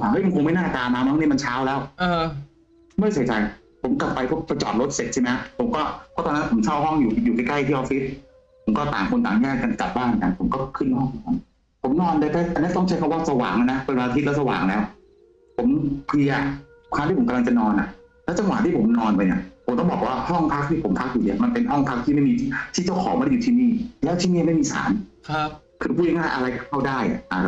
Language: Thai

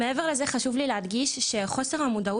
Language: Hebrew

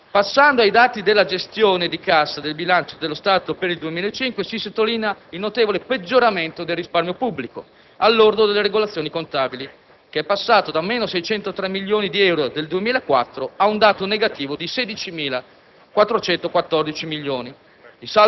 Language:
Italian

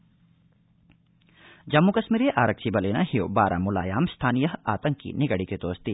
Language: Sanskrit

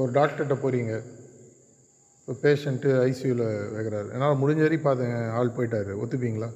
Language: Tamil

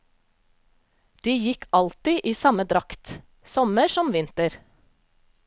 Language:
Norwegian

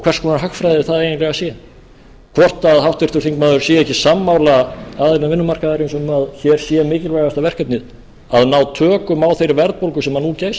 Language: Icelandic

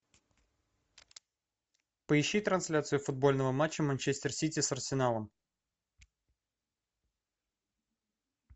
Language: Russian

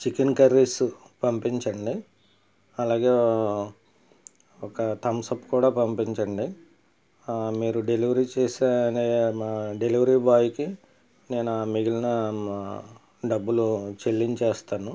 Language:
Telugu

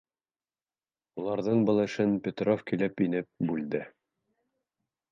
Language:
Bashkir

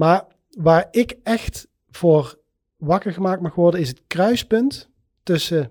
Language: Dutch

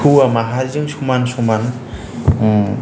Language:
Bodo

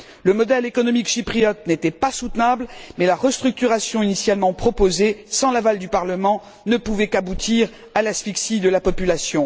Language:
French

